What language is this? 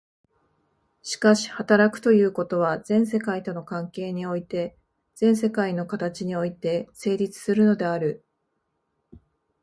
Japanese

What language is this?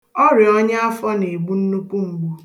Igbo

